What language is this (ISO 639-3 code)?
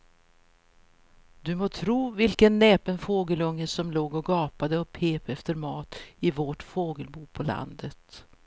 swe